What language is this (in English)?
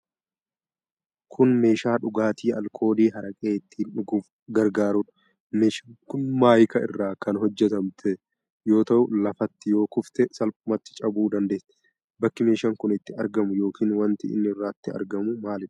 Oromo